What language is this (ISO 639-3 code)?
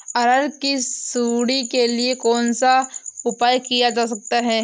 hin